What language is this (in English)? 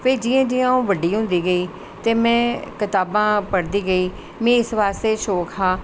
Dogri